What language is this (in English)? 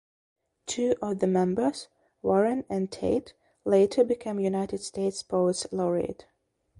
English